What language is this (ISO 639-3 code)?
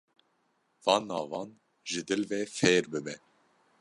kur